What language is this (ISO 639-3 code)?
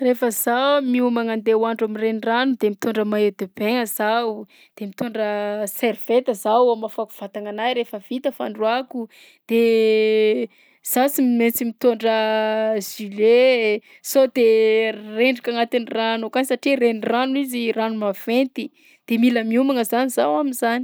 bzc